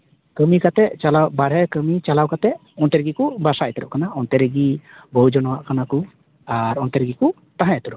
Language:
Santali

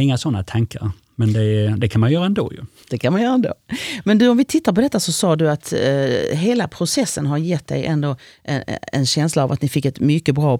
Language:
Swedish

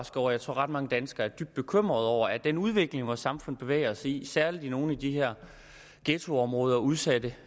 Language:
Danish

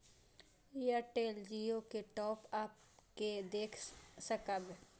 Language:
Maithili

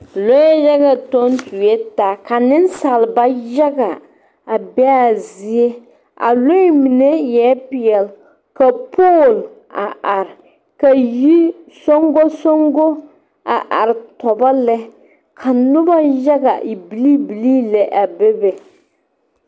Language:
Southern Dagaare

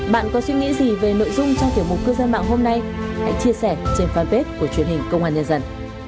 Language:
Vietnamese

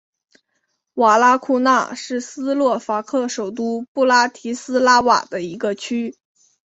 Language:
Chinese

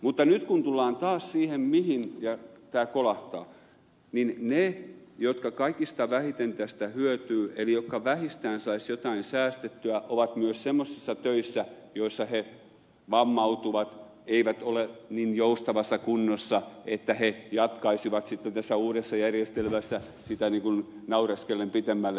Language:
Finnish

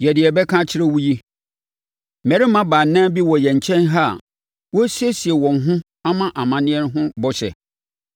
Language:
Akan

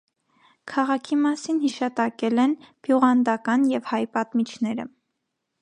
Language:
Armenian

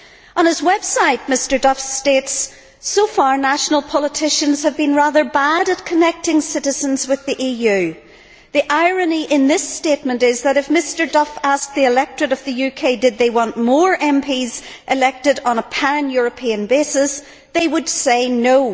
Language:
English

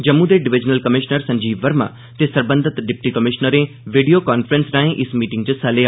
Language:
Dogri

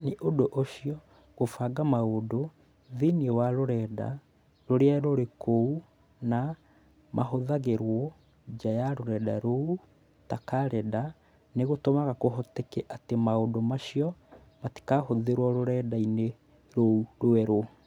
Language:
Kikuyu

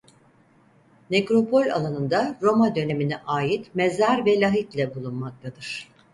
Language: Turkish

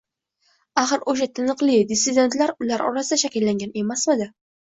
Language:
Uzbek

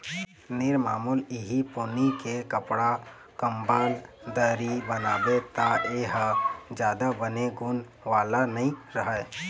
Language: Chhattisgarhi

